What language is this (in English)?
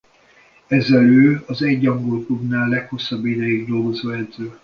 Hungarian